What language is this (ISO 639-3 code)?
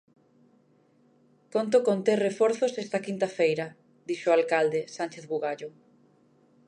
glg